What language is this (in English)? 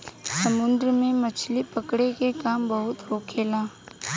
Bhojpuri